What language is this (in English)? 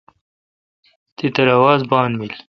Kalkoti